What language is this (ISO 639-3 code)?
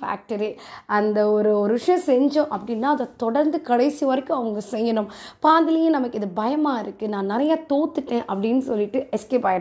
tam